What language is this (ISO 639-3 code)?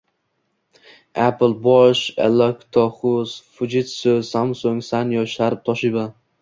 uzb